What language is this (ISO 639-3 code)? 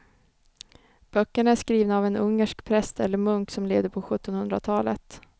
swe